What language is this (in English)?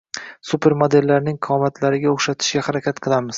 Uzbek